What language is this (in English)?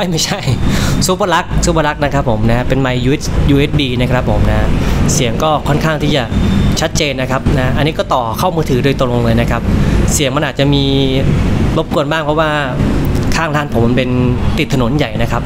Thai